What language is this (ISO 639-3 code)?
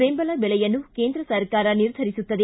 kan